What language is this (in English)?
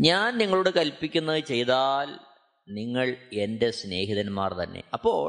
Malayalam